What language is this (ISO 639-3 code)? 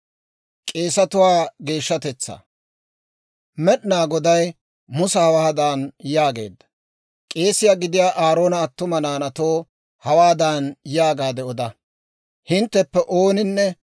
dwr